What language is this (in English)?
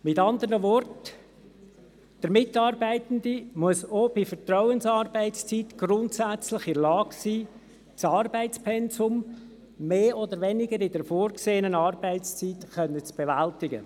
Swiss German